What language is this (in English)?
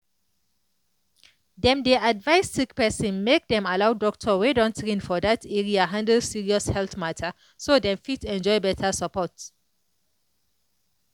Nigerian Pidgin